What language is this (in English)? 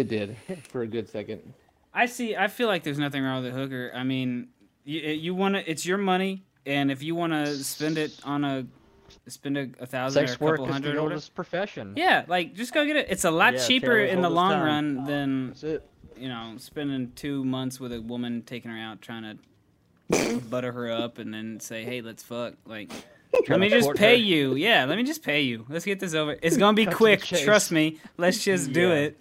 English